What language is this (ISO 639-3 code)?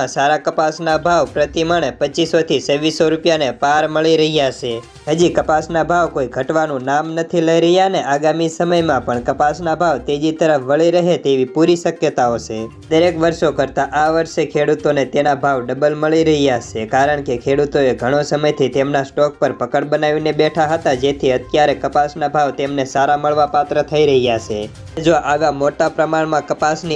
hin